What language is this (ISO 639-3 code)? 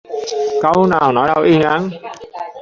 vie